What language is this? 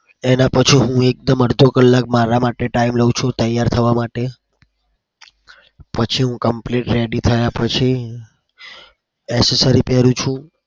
Gujarati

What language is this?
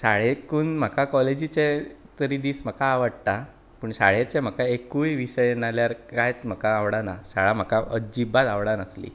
Konkani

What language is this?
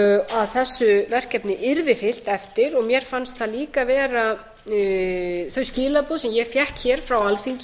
Icelandic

